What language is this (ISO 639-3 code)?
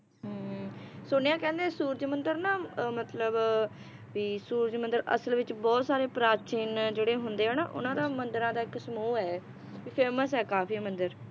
pan